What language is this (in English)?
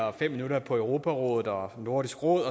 Danish